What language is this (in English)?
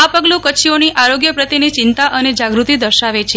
Gujarati